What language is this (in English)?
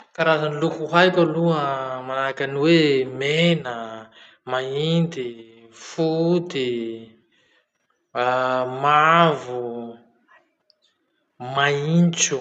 Masikoro Malagasy